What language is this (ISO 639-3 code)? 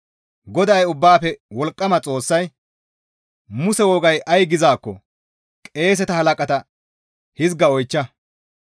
gmv